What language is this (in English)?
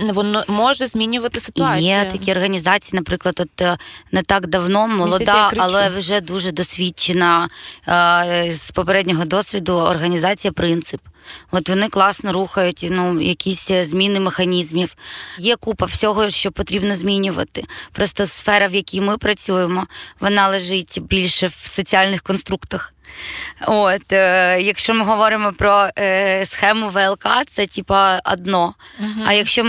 Ukrainian